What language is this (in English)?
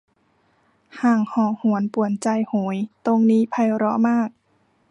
Thai